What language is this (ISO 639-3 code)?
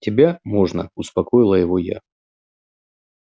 rus